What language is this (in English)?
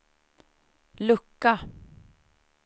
Swedish